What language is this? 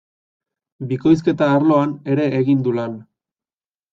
Basque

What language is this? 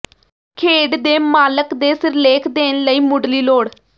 Punjabi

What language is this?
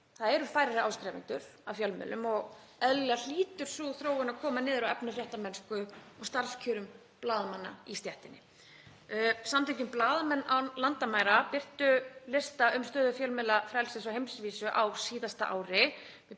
Icelandic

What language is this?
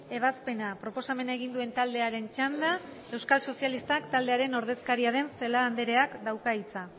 Basque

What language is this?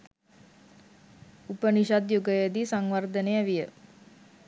Sinhala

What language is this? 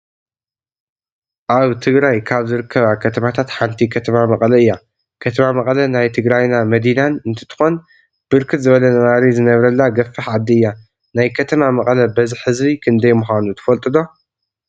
Tigrinya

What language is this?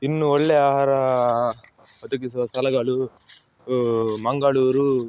Kannada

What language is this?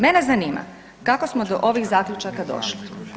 Croatian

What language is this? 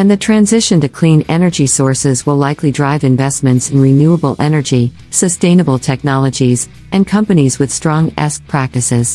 English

